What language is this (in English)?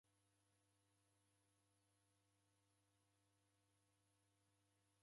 Taita